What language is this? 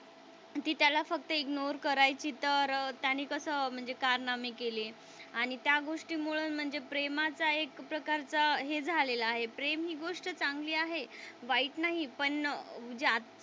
Marathi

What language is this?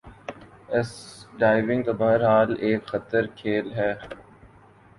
Urdu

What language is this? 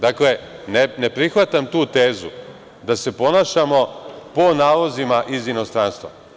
Serbian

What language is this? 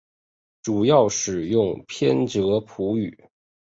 Chinese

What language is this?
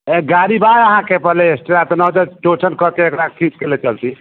Maithili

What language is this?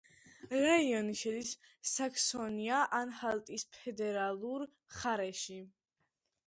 Georgian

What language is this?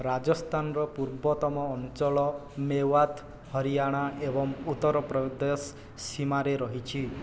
Odia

